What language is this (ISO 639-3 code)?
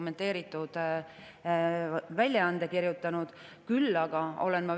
est